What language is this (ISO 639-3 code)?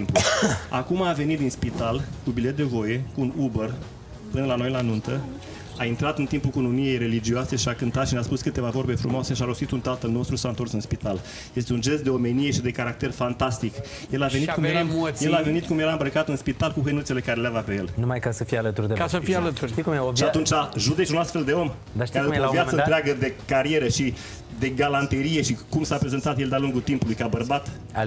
ron